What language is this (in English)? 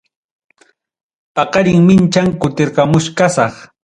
Ayacucho Quechua